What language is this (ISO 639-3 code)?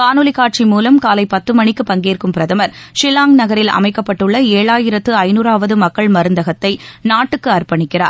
tam